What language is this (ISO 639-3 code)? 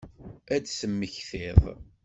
kab